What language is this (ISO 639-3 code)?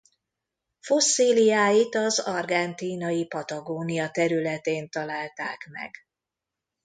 hun